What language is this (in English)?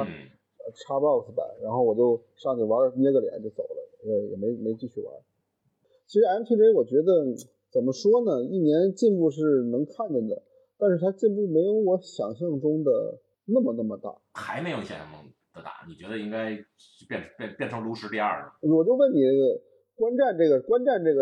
Chinese